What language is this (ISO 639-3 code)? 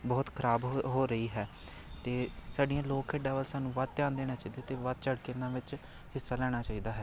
pan